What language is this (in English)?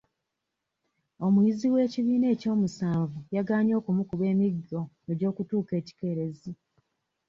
Ganda